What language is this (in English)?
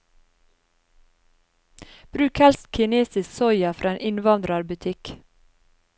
Norwegian